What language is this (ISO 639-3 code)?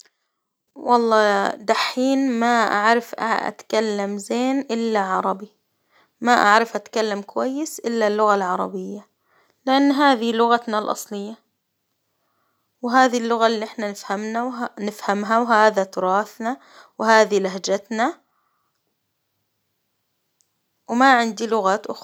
acw